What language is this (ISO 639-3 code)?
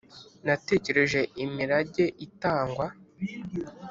kin